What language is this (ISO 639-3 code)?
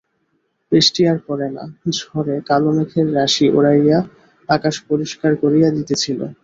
ben